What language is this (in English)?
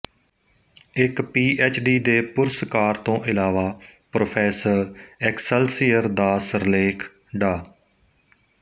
Punjabi